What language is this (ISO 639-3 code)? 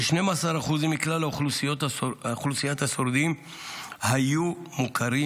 heb